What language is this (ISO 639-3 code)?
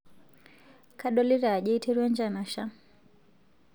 mas